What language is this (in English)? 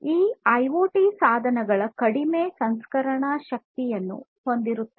Kannada